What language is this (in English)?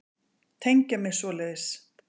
Icelandic